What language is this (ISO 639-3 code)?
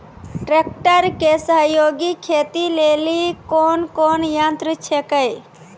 mai